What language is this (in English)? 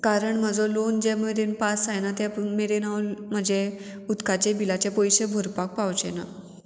Konkani